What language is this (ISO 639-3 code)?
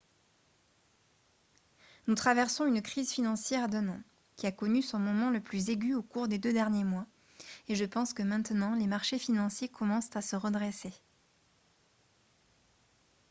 fra